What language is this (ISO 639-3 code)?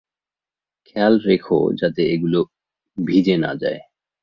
ben